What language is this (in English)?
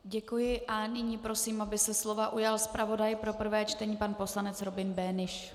Czech